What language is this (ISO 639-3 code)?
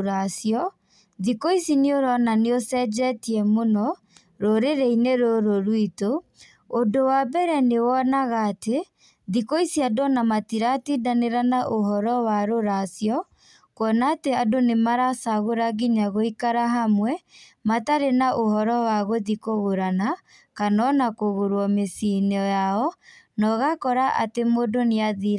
kik